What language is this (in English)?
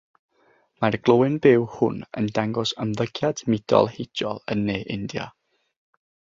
Welsh